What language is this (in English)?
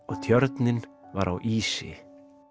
Icelandic